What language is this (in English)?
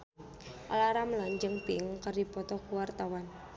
Sundanese